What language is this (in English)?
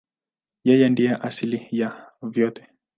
Swahili